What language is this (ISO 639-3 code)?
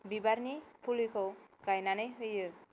brx